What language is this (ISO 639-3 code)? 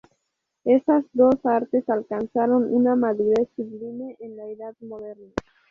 spa